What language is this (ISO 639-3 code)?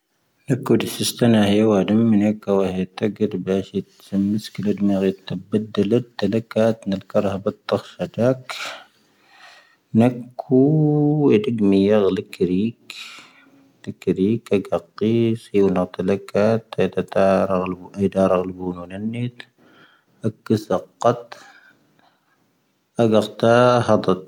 thv